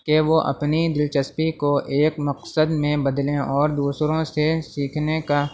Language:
Urdu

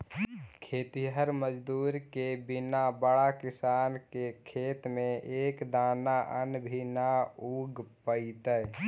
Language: Magahi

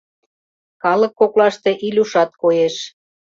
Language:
Mari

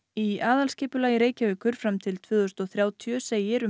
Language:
Icelandic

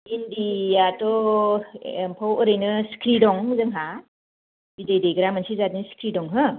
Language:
Bodo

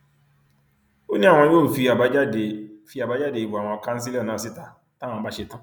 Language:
Yoruba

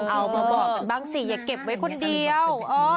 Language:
Thai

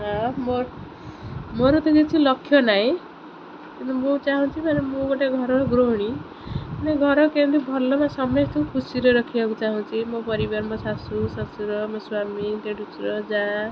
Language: Odia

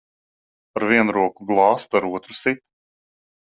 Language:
Latvian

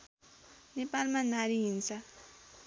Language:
Nepali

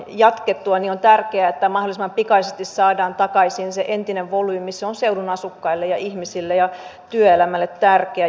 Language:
Finnish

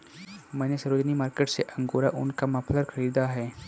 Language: Hindi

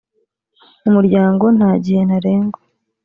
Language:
Kinyarwanda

